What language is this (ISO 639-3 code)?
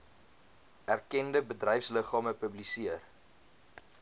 afr